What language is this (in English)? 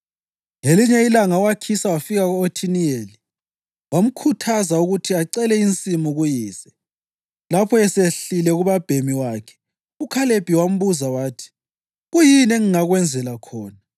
North Ndebele